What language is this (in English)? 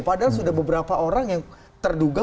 Indonesian